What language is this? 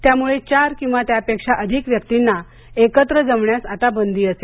Marathi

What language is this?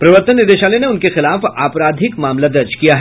Hindi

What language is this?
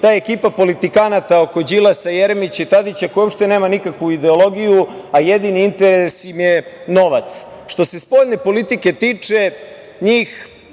Serbian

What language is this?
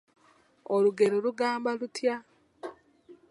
Ganda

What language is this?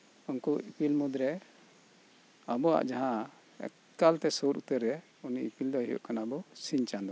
Santali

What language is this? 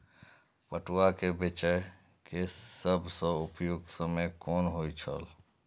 Maithili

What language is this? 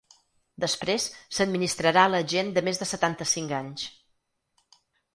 Catalan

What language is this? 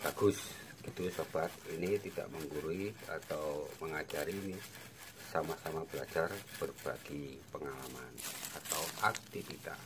Indonesian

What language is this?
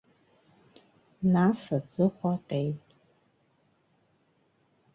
Abkhazian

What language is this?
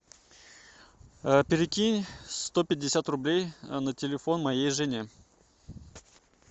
Russian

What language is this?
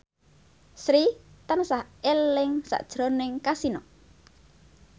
Javanese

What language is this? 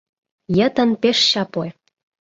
Mari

